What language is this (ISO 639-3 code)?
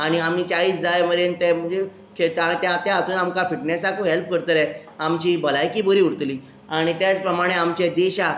kok